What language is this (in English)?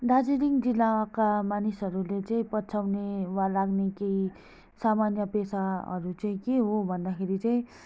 Nepali